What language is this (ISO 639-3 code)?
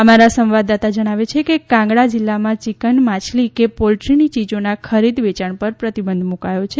guj